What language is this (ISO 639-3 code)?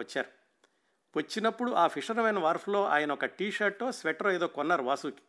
tel